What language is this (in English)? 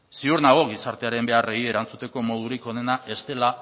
Basque